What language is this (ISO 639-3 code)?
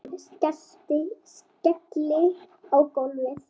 isl